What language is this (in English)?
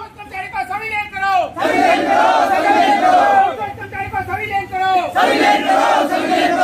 Romanian